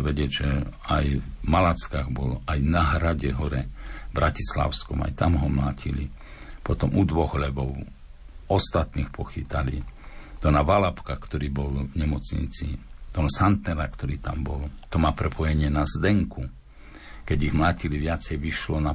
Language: Slovak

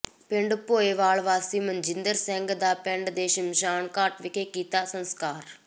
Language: Punjabi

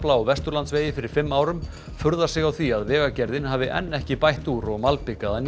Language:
Icelandic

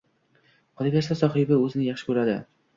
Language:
Uzbek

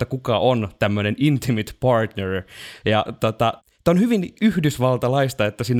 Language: Finnish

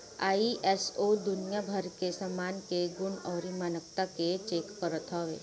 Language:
Bhojpuri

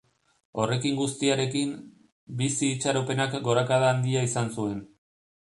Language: Basque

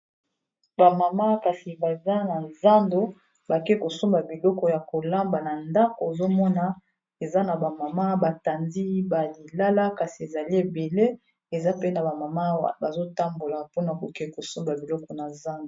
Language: Lingala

